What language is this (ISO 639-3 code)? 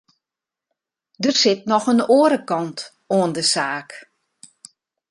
fry